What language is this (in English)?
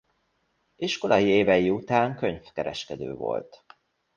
Hungarian